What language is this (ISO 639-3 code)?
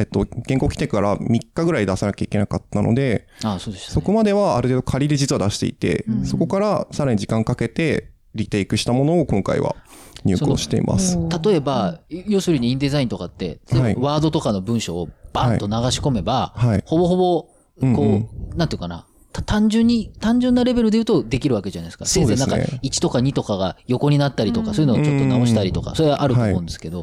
jpn